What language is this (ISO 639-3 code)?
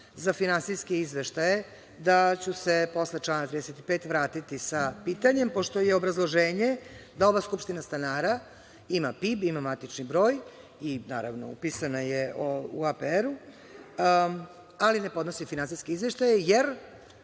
srp